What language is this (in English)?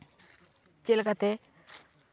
Santali